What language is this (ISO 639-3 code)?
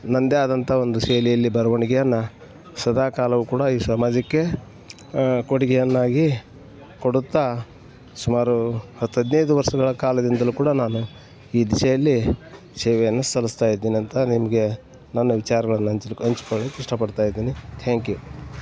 kan